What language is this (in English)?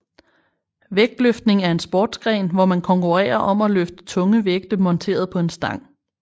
Danish